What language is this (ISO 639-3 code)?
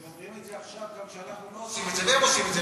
heb